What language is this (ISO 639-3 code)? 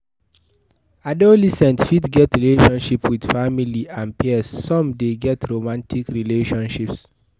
pcm